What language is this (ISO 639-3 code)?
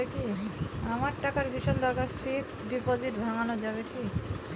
ben